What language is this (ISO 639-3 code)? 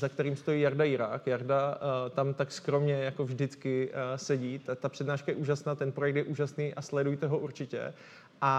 ces